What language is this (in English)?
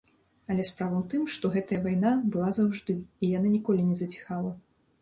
Belarusian